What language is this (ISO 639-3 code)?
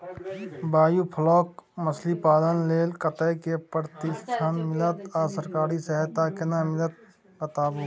mai